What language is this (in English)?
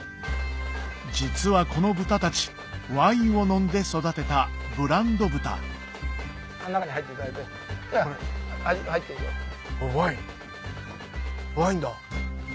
Japanese